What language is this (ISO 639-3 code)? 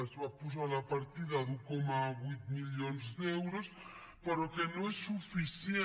cat